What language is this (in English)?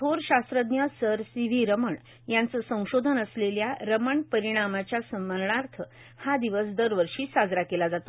Marathi